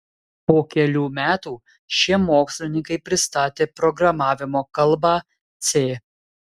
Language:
Lithuanian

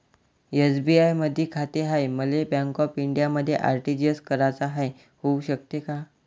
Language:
Marathi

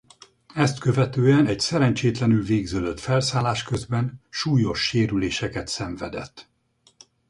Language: Hungarian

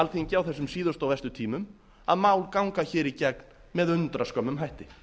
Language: Icelandic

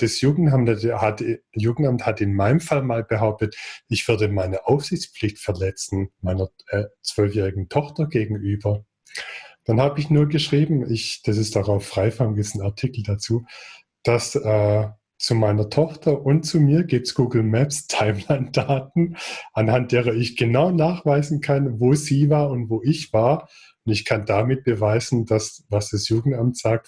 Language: German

